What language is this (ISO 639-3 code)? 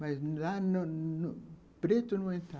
por